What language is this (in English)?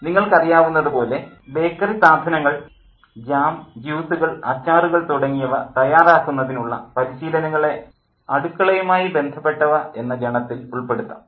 Malayalam